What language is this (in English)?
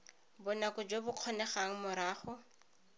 Tswana